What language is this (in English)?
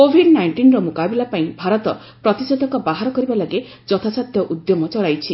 Odia